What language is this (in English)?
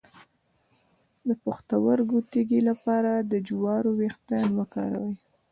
Pashto